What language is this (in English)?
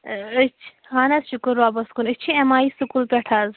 Kashmiri